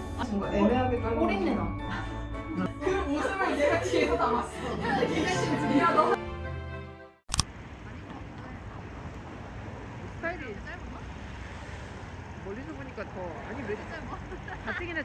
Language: Korean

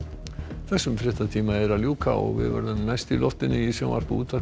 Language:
Icelandic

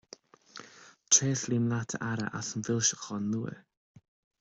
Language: Irish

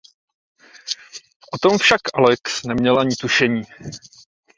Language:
Czech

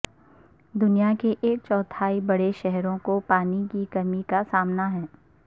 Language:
Urdu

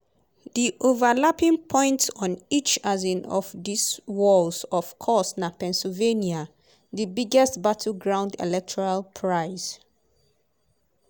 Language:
Nigerian Pidgin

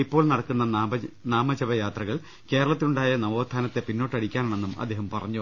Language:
Malayalam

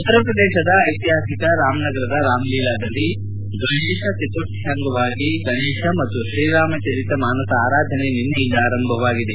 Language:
Kannada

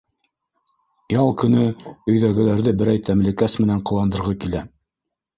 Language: Bashkir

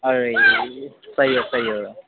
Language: Nepali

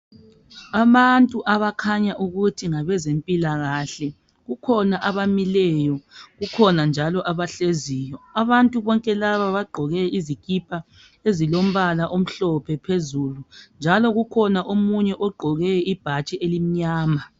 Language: North Ndebele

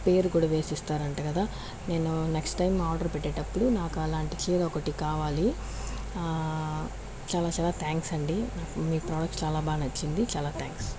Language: Telugu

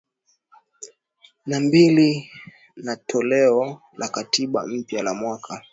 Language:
Swahili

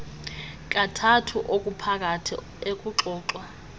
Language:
Xhosa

